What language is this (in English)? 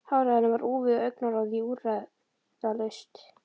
Icelandic